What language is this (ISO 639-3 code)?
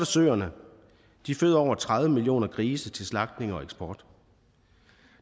dan